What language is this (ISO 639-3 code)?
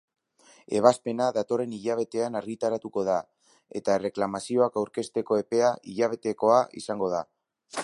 eus